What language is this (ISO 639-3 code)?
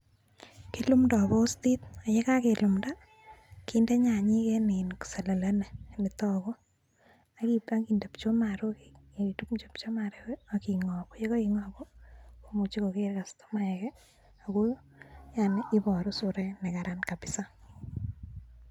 kln